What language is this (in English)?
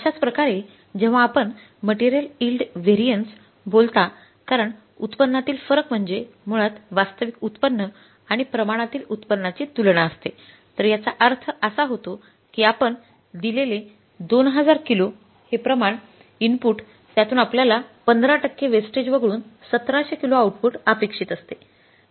Marathi